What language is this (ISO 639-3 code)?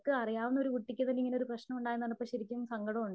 mal